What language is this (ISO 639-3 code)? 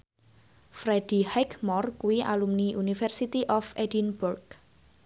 jav